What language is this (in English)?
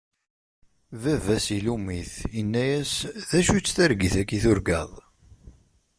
Kabyle